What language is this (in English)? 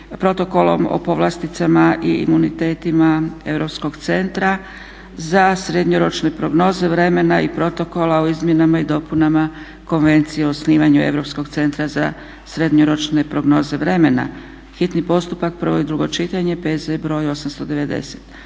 Croatian